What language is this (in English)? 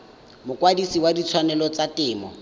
Tswana